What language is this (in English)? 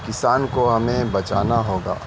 Urdu